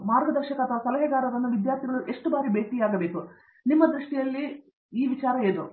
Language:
Kannada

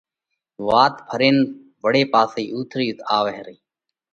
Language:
Parkari Koli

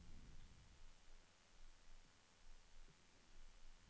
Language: Norwegian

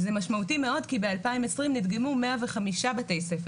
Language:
Hebrew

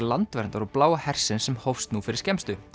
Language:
Icelandic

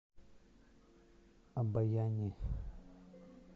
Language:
Russian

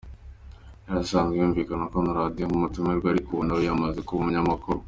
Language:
Kinyarwanda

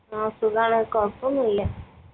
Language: Malayalam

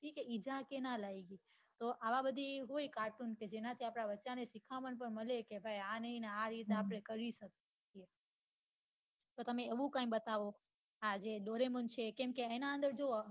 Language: Gujarati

